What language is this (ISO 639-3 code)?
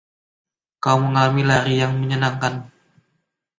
ind